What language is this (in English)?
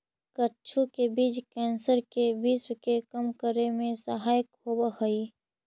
Magahi